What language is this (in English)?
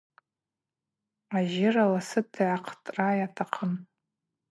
Abaza